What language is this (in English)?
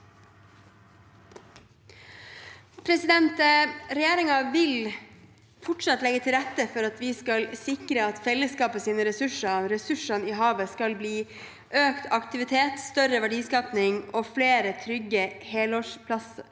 Norwegian